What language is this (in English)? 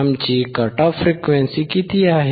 Marathi